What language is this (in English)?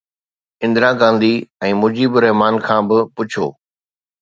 Sindhi